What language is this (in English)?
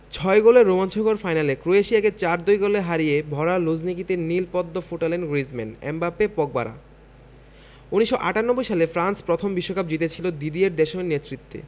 Bangla